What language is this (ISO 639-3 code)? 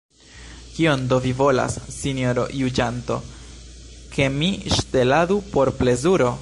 epo